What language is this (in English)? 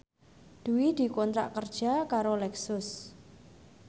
Javanese